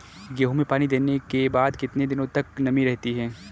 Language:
Hindi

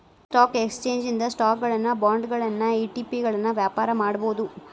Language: Kannada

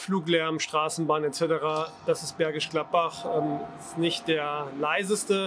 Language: German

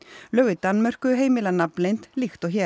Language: Icelandic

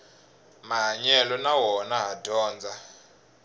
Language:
Tsonga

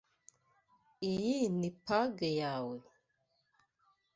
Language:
Kinyarwanda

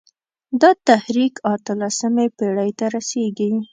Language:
Pashto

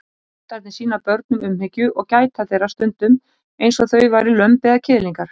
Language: Icelandic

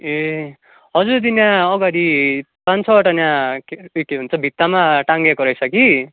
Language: Nepali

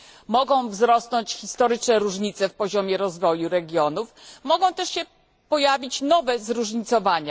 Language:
Polish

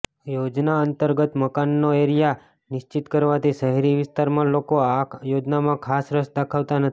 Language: Gujarati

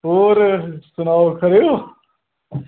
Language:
Dogri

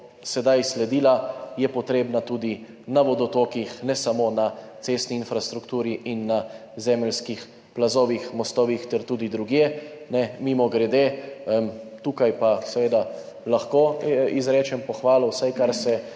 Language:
Slovenian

